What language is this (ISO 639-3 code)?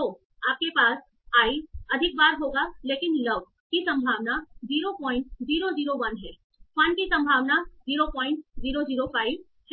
hin